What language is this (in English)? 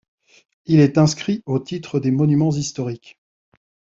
French